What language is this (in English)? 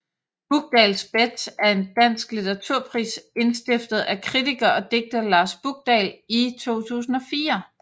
Danish